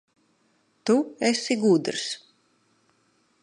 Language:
Latvian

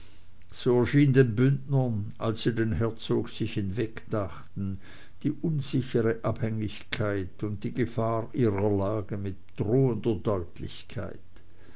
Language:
German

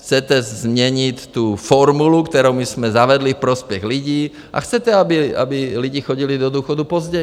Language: Czech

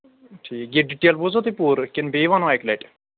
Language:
Kashmiri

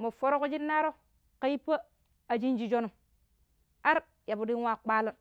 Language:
Pero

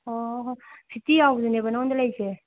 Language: Manipuri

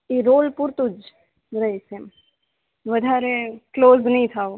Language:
Gujarati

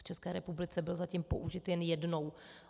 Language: Czech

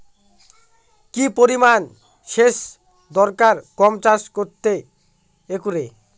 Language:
Bangla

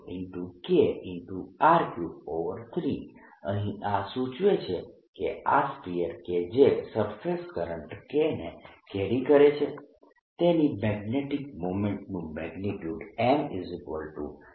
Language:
Gujarati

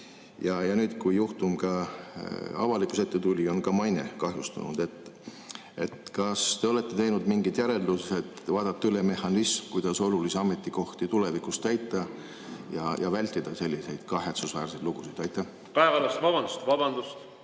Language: Estonian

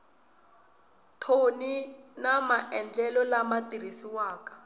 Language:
Tsonga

